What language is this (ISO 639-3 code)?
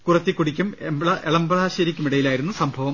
mal